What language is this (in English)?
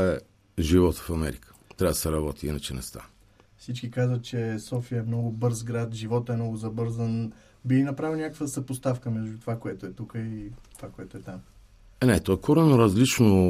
Bulgarian